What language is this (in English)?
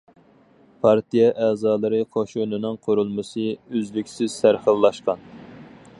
Uyghur